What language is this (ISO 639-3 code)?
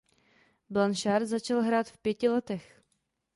ces